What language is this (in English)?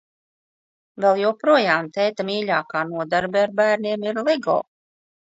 Latvian